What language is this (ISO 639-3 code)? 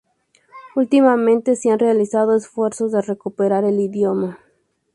spa